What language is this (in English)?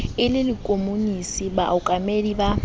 Southern Sotho